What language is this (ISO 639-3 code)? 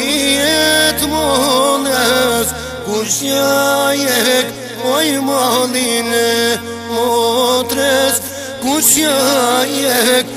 ara